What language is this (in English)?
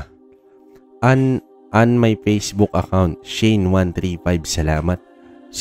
Filipino